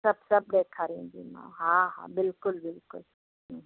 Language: Sindhi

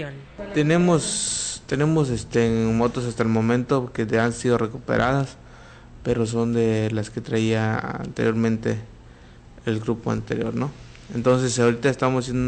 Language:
Spanish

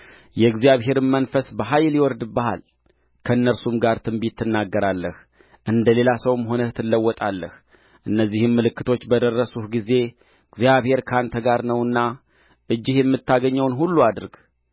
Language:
Amharic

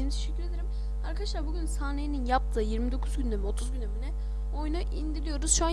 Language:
Turkish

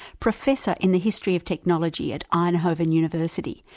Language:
English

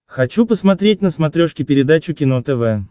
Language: Russian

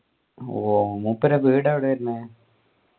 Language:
Malayalam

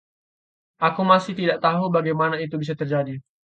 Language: Indonesian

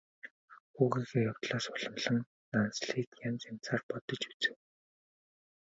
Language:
Mongolian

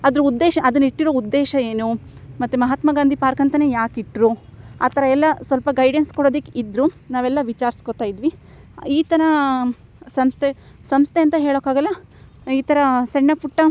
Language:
Kannada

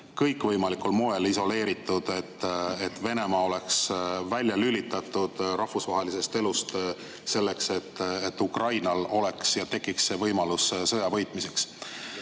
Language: Estonian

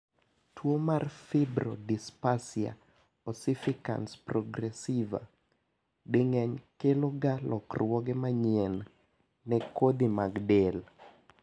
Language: Luo (Kenya and Tanzania)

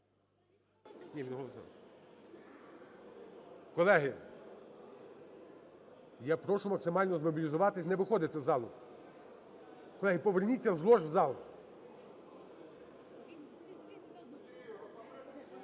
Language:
Ukrainian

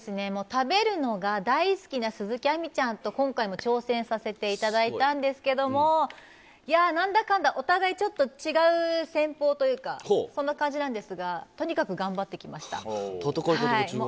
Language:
Japanese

